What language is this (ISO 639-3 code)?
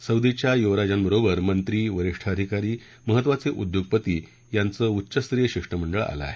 mar